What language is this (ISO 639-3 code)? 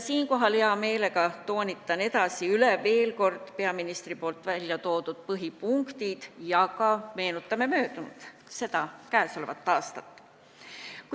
est